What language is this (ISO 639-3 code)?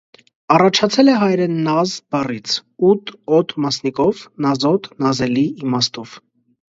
hye